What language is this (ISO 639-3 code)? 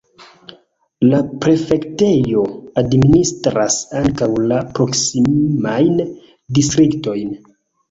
epo